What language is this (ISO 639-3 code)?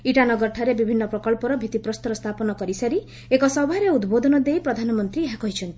ori